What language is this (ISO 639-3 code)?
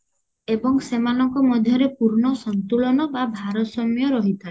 ori